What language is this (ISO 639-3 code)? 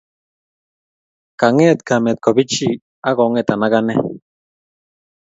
kln